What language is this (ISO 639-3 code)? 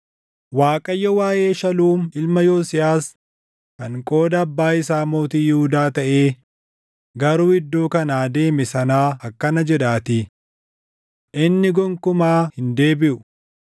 orm